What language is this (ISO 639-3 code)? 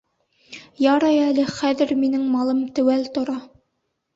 bak